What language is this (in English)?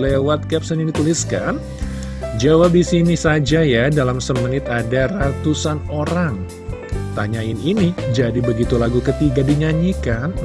Indonesian